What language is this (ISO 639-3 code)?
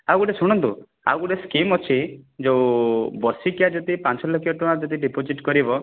ori